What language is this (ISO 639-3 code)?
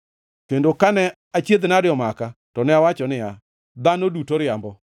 luo